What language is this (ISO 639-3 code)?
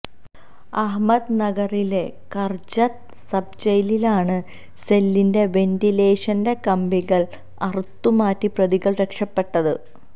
mal